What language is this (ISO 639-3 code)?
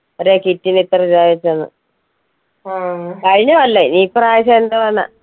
mal